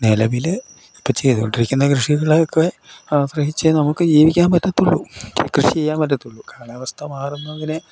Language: Malayalam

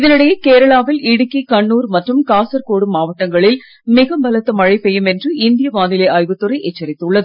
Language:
Tamil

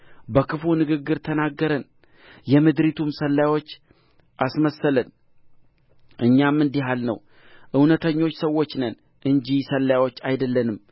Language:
Amharic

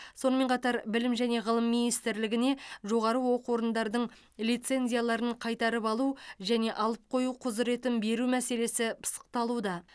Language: Kazakh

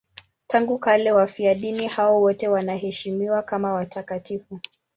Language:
Swahili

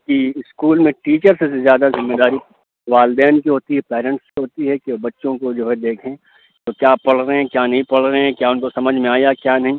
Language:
Urdu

